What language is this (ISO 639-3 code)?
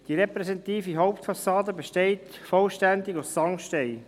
gsw